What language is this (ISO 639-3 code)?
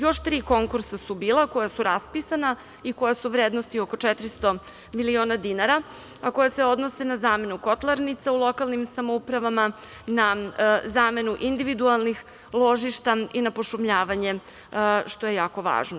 srp